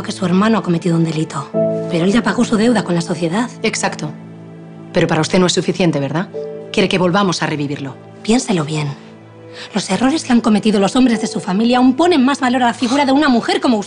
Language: Spanish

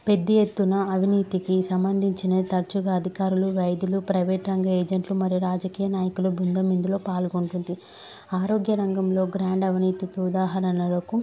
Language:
Telugu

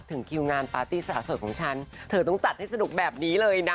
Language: Thai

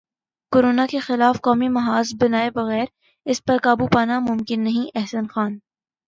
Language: Urdu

